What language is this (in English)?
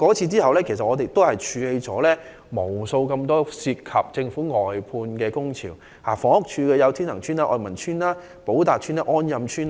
Cantonese